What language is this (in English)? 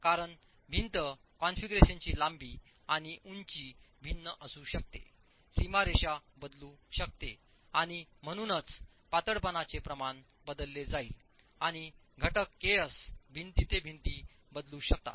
Marathi